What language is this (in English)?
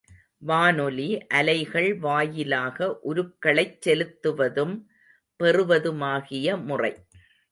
Tamil